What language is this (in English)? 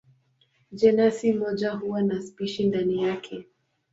Swahili